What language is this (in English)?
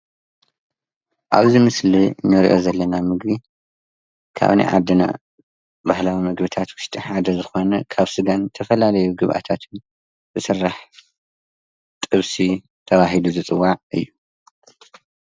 Tigrinya